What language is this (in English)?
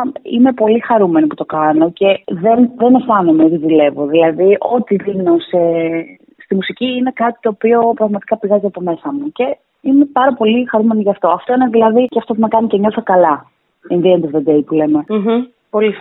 Greek